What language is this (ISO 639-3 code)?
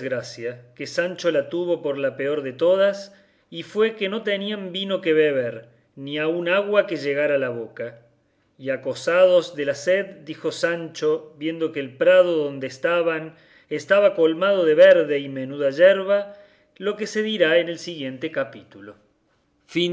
spa